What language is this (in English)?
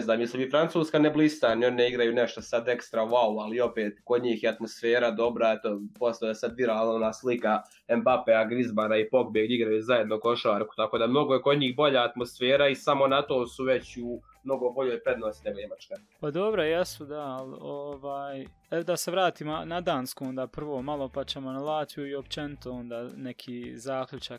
Croatian